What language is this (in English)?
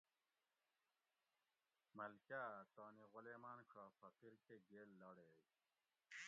Gawri